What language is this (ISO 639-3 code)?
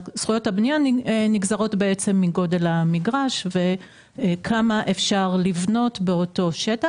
heb